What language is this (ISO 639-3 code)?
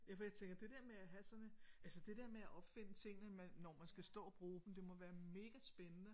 dan